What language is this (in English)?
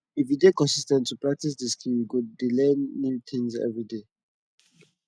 Nigerian Pidgin